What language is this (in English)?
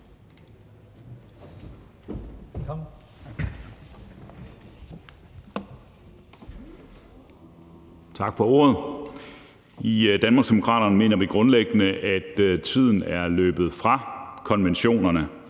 Danish